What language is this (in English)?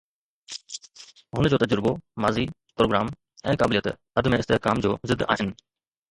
Sindhi